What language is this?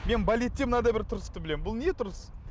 Kazakh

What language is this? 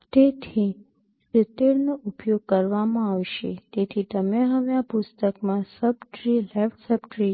Gujarati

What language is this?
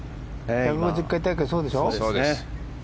Japanese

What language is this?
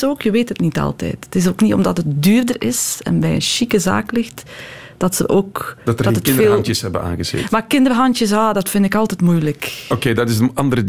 Dutch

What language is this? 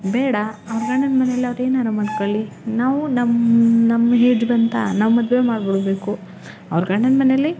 Kannada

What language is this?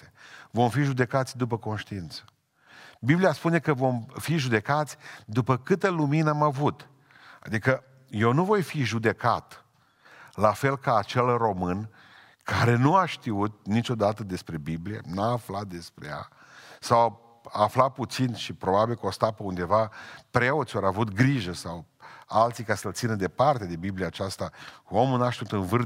Romanian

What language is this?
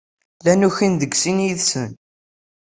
Kabyle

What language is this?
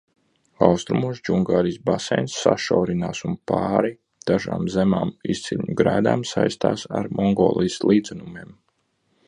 Latvian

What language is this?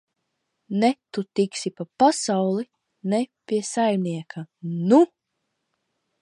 Latvian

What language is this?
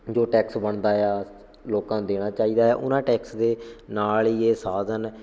Punjabi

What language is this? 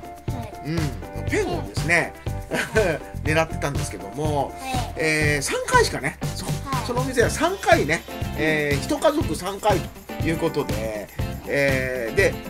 Japanese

